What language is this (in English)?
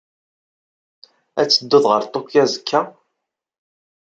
Kabyle